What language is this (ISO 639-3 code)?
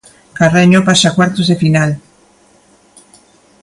glg